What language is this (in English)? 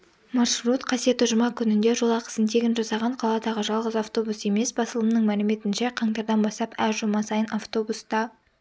Kazakh